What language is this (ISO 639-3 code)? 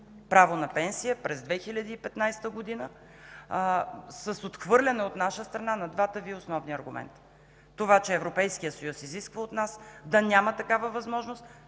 bul